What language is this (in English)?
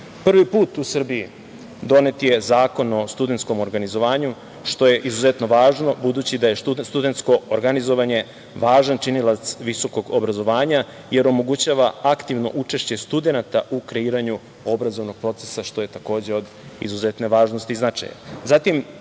Serbian